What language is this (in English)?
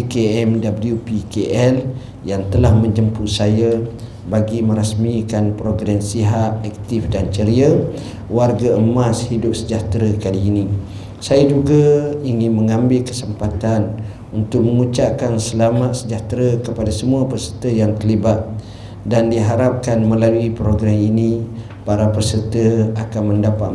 Malay